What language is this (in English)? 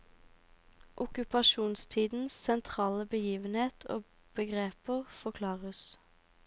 Norwegian